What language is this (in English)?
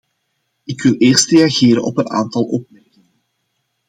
Dutch